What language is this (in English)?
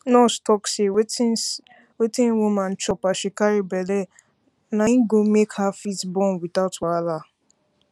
Nigerian Pidgin